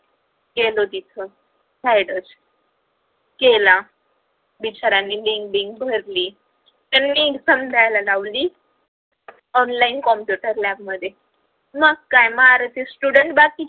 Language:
Marathi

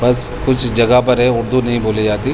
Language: Urdu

